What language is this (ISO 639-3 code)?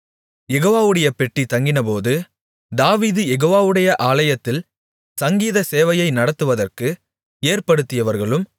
tam